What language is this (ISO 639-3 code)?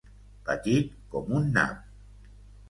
cat